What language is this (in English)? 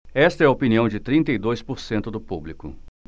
Portuguese